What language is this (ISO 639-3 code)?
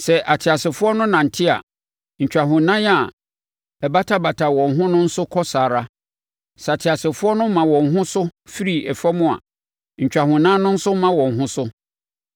aka